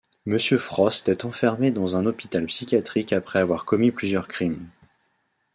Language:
French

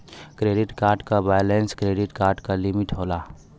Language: Bhojpuri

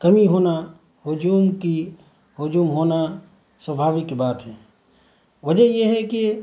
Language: Urdu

